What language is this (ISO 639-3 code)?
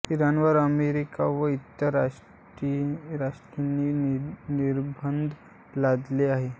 mar